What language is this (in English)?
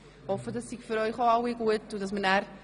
Swiss German